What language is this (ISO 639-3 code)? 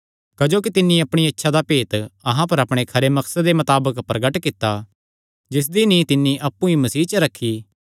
xnr